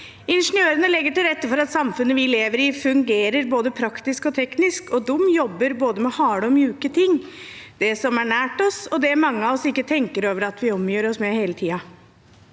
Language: Norwegian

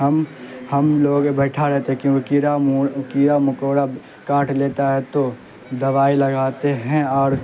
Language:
Urdu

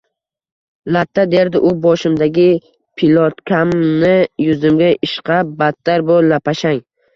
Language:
Uzbek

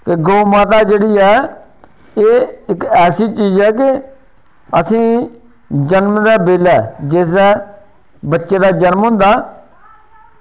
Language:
Dogri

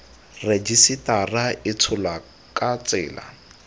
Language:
Tswana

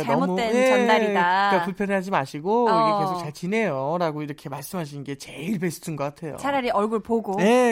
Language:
Korean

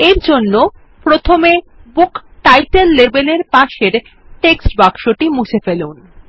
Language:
Bangla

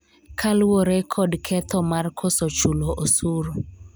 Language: Luo (Kenya and Tanzania)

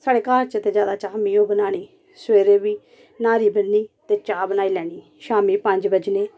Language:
Dogri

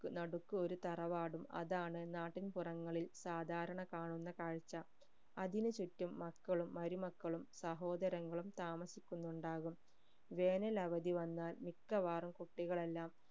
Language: Malayalam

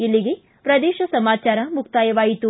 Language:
Kannada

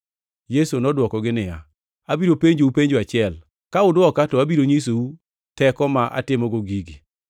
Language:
Luo (Kenya and Tanzania)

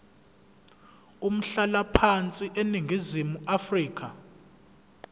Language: Zulu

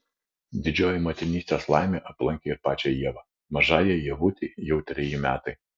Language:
Lithuanian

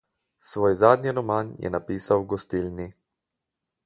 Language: Slovenian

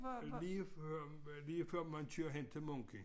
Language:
Danish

